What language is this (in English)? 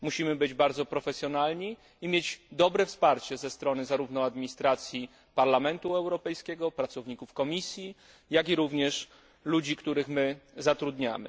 Polish